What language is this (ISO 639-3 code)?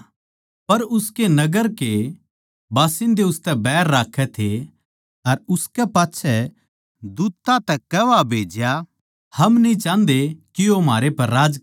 bgc